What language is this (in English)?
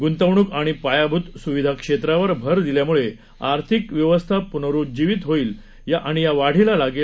Marathi